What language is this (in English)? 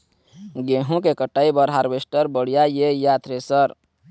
Chhattisgarhi